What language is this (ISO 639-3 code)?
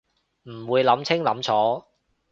yue